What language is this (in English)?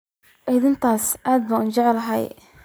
Somali